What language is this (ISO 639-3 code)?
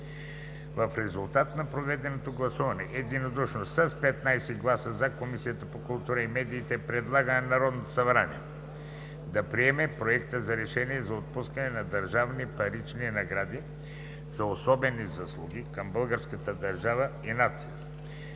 bul